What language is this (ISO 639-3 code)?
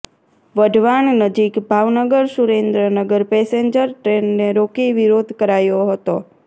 guj